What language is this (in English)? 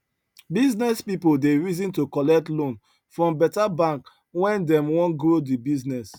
Nigerian Pidgin